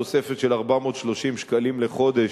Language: Hebrew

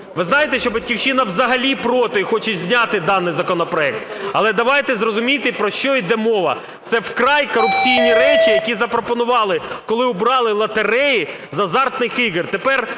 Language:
Ukrainian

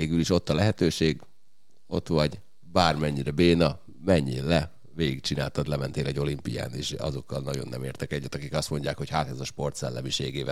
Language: Hungarian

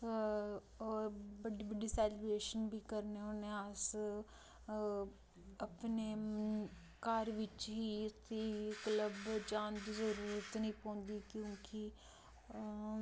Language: Dogri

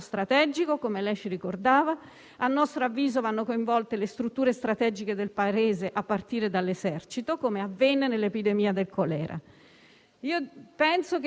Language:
Italian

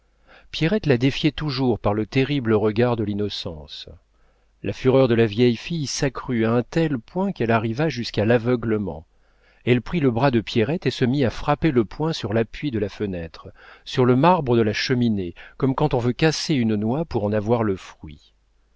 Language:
French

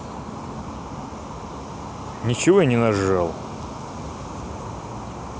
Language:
Russian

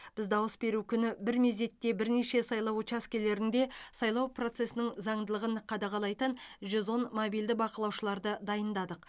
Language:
Kazakh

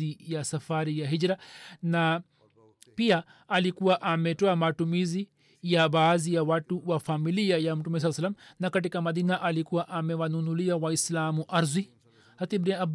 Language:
Swahili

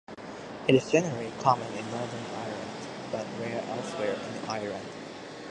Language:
English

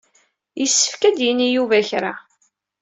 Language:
Kabyle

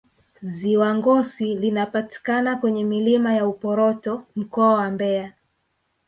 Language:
Swahili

